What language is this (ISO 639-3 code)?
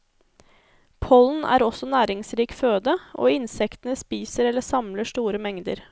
nor